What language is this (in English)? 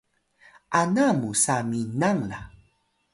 Atayal